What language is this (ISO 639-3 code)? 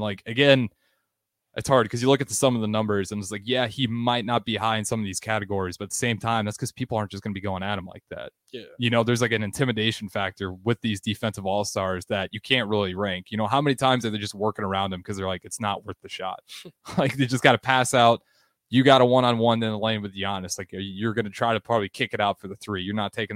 eng